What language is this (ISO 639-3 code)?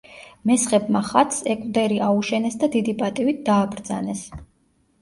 kat